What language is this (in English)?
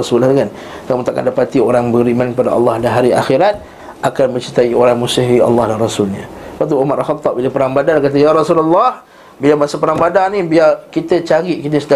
Malay